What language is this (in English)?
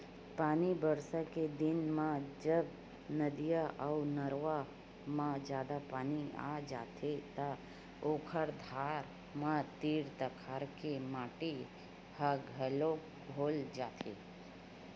Chhattisgarhi